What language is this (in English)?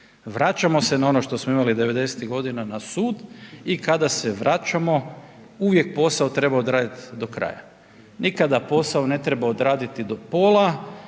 Croatian